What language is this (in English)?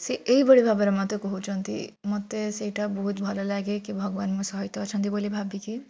Odia